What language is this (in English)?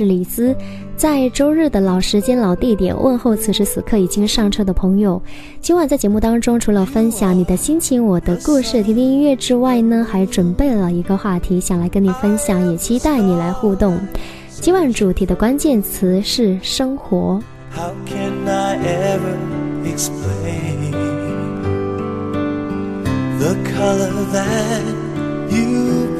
Chinese